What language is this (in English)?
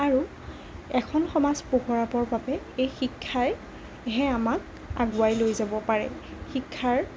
Assamese